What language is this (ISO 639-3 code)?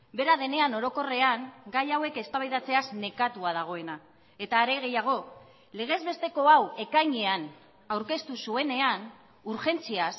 eus